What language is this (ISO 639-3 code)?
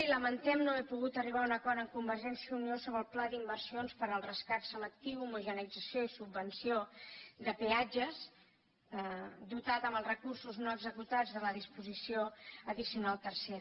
cat